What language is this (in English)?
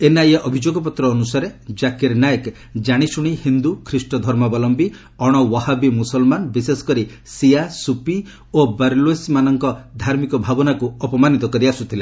Odia